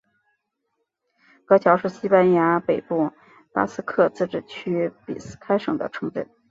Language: Chinese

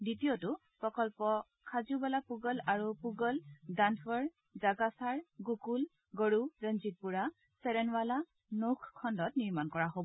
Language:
Assamese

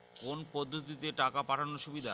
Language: Bangla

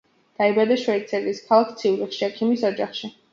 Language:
Georgian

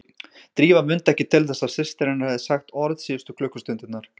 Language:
Icelandic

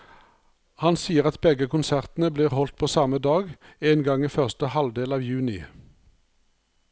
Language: Norwegian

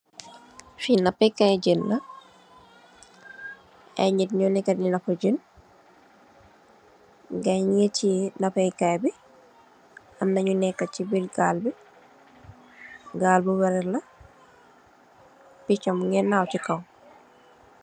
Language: Wolof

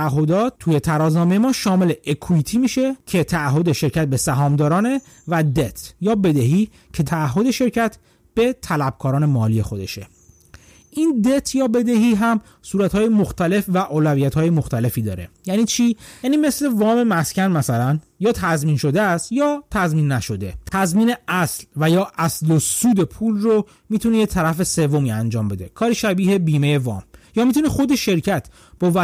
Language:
Persian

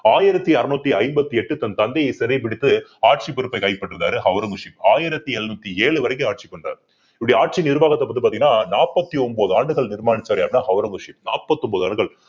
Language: Tamil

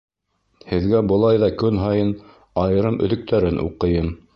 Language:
Bashkir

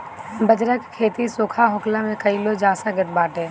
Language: Bhojpuri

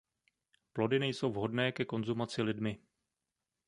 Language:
Czech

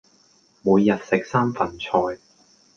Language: Cantonese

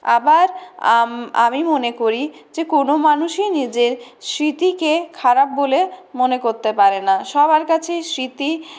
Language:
Bangla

